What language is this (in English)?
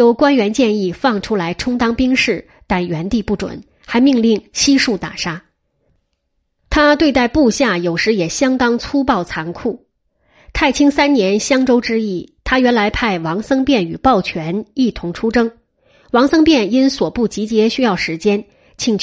Chinese